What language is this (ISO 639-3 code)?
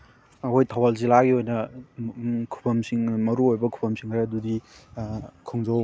mni